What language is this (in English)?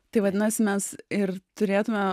Lithuanian